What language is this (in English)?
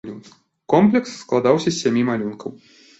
Belarusian